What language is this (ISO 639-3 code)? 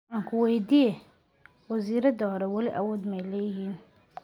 som